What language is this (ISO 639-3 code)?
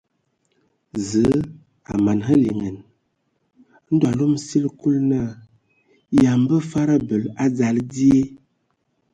ewo